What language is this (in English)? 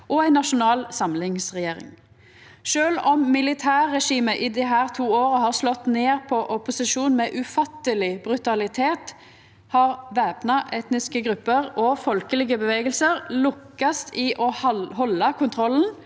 Norwegian